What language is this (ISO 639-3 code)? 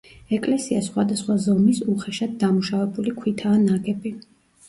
kat